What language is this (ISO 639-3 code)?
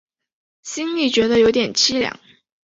zho